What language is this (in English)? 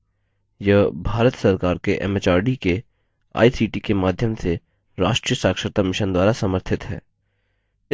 Hindi